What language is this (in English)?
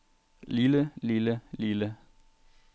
Danish